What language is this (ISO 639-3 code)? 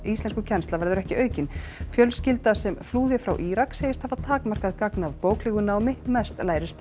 isl